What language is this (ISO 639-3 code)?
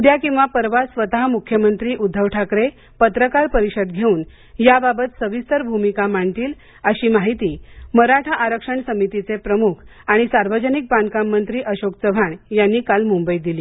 mar